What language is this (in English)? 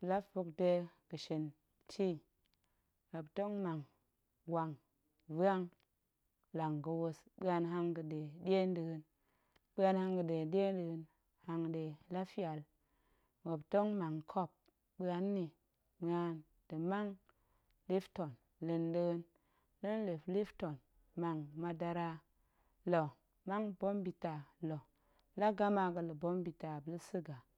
Goemai